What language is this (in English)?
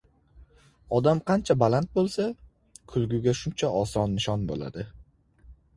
Uzbek